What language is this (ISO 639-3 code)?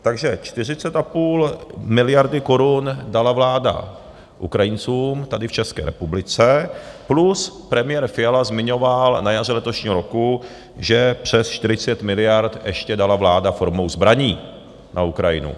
ces